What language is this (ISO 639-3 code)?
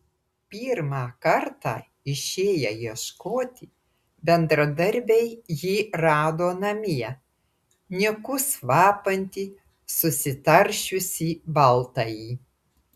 lit